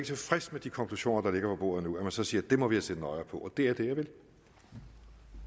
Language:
Danish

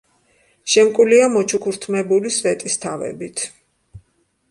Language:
Georgian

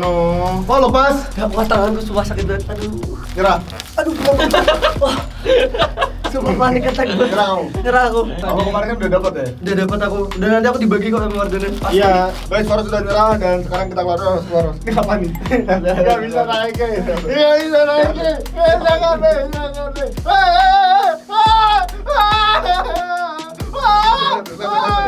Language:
Indonesian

